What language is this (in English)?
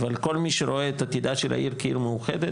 Hebrew